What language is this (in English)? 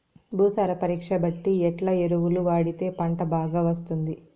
Telugu